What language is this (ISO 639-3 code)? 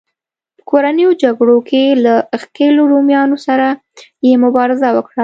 pus